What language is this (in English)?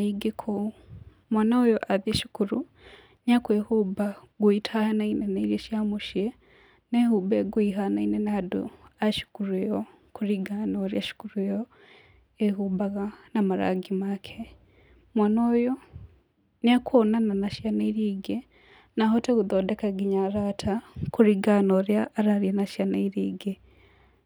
Kikuyu